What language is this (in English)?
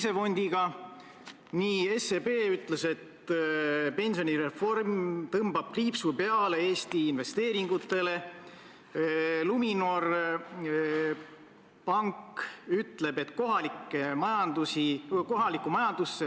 Estonian